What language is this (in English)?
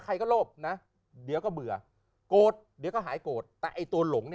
Thai